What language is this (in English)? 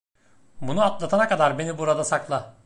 Turkish